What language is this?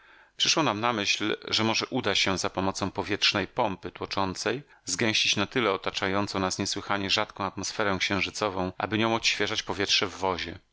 Polish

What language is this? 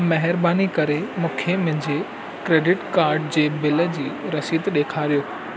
Sindhi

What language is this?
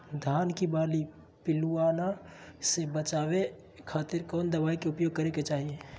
Magahi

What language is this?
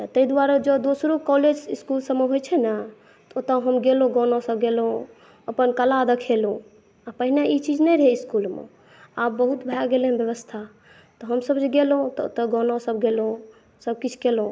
Maithili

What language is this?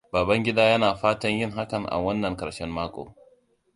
Hausa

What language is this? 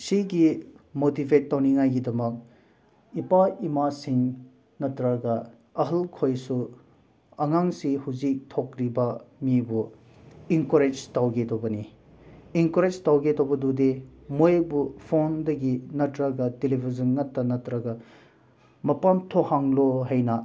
Manipuri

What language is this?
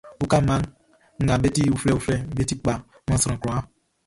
Baoulé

